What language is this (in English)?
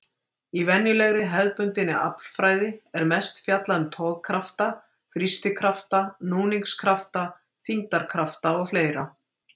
Icelandic